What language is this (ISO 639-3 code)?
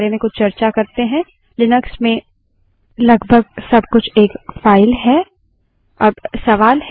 hin